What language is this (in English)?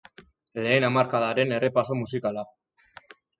Basque